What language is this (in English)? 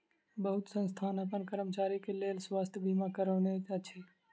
Maithili